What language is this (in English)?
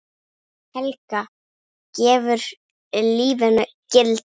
Icelandic